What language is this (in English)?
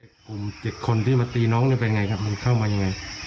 Thai